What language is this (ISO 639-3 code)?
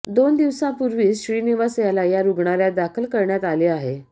mar